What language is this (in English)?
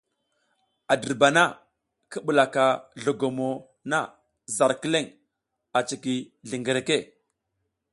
South Giziga